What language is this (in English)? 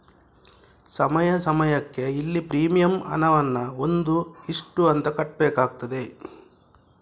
Kannada